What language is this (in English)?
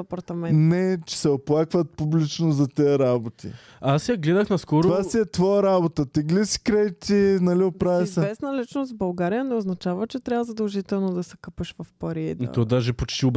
Bulgarian